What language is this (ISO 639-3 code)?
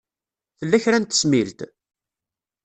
kab